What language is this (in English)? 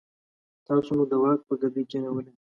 Pashto